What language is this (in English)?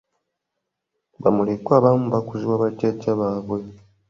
Ganda